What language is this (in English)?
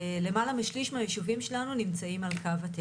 Hebrew